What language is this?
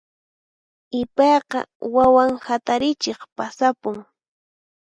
Puno Quechua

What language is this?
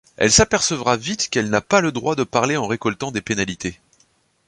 French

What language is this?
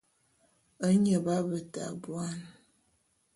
Bulu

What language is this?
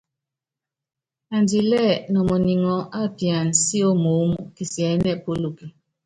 Yangben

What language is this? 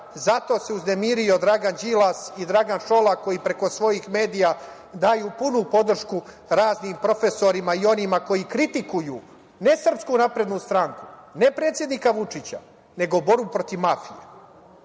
Serbian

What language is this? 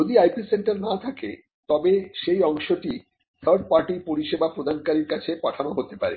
Bangla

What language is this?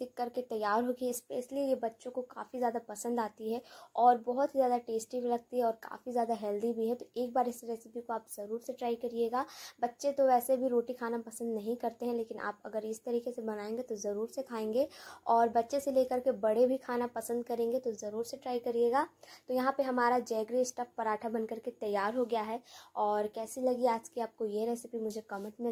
Hindi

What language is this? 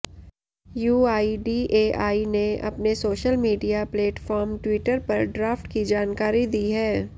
Hindi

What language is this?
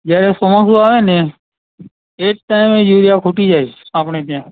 Gujarati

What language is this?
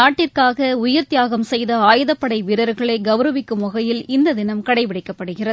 Tamil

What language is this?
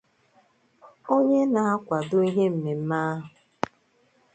Igbo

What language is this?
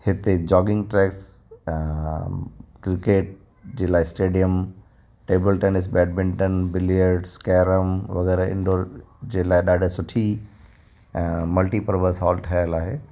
Sindhi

